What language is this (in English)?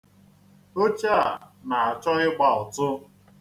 Igbo